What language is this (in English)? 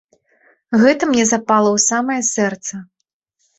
Belarusian